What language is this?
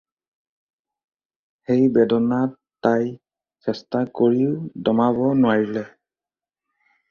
Assamese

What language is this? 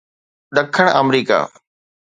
Sindhi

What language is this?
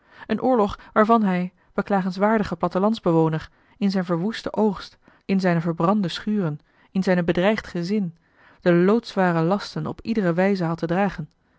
Dutch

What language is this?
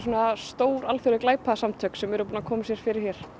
Icelandic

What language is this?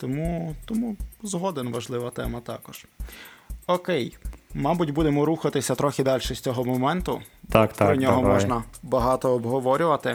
Ukrainian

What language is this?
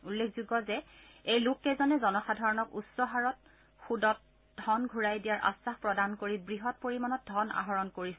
Assamese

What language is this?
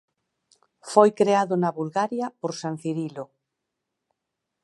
Galician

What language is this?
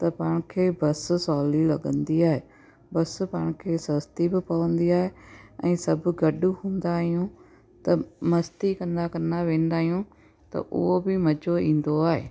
Sindhi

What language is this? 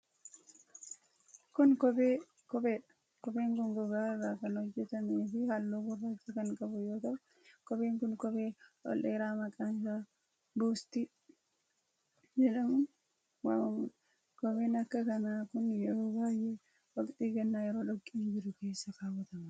Oromo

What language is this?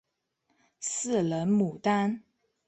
Chinese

